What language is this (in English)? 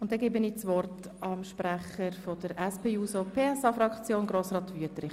Swiss German